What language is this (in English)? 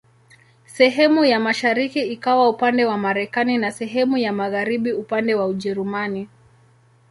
Swahili